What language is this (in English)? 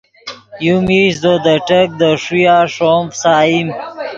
Yidgha